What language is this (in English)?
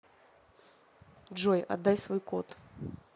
Russian